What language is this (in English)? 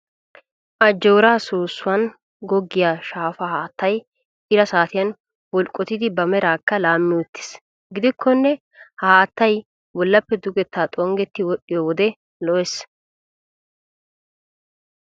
Wolaytta